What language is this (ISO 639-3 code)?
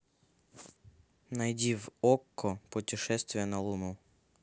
rus